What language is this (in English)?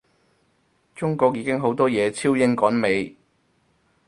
Cantonese